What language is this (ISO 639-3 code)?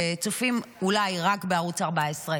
heb